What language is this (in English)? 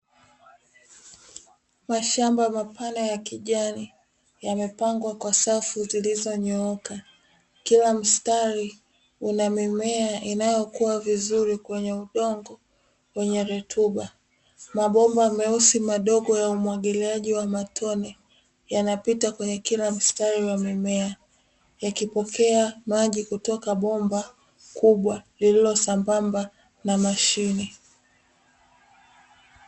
Swahili